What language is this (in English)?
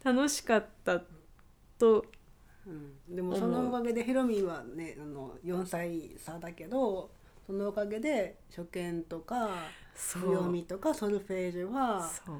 Japanese